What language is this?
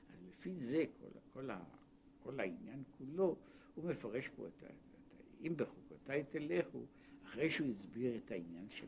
Hebrew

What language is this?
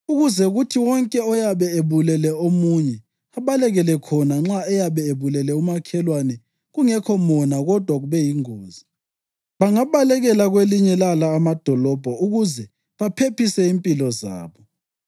North Ndebele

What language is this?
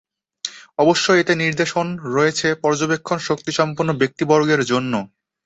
Bangla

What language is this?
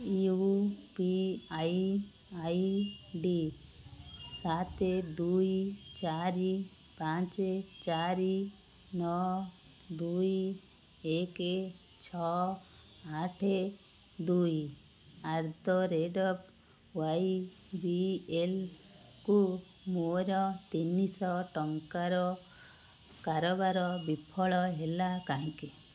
Odia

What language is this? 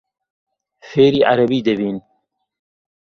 Central Kurdish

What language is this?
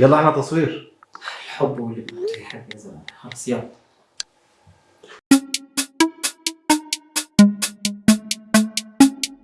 Arabic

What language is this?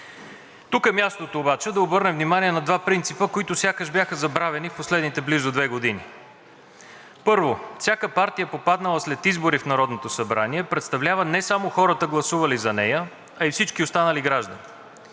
Bulgarian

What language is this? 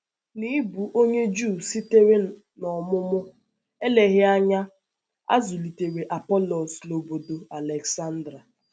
Igbo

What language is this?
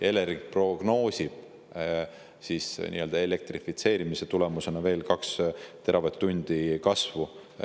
Estonian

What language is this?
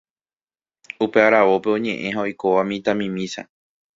Guarani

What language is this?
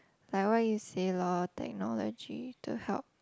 English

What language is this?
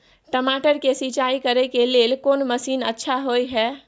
Maithili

